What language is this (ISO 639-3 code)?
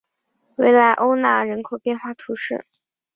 zho